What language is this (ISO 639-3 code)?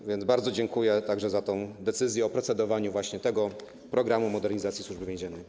pol